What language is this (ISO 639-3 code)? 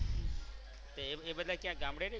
guj